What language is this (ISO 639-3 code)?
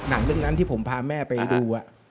tha